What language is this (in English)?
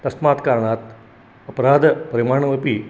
Sanskrit